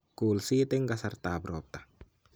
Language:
Kalenjin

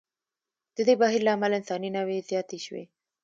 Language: Pashto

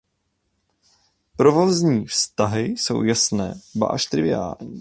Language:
Czech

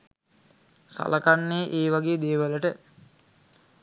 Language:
Sinhala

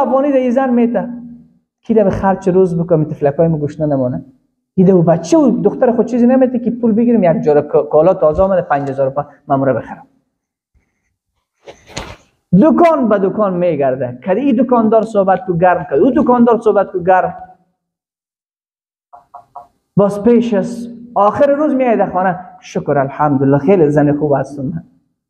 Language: Persian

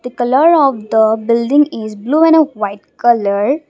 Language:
English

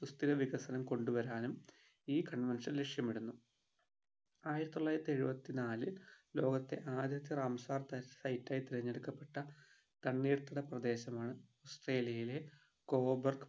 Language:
Malayalam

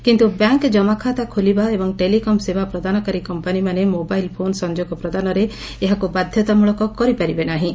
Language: Odia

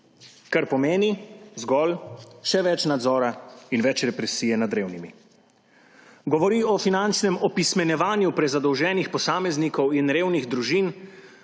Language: Slovenian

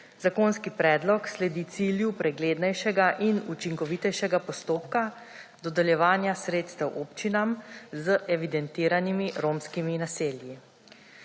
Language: Slovenian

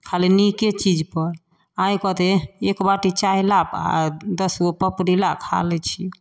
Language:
Maithili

